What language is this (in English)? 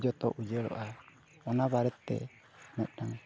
Santali